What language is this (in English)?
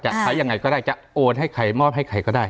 Thai